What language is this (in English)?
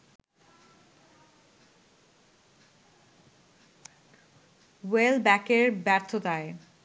Bangla